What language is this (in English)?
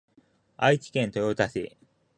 Japanese